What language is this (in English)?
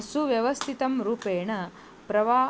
Sanskrit